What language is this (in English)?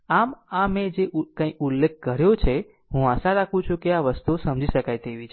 Gujarati